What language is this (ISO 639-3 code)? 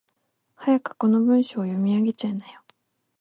jpn